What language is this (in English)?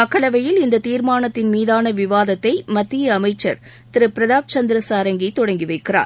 Tamil